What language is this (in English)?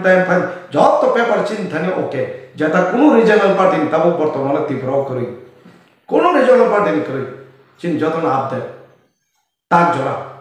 Indonesian